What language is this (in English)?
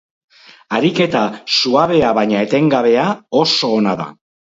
Basque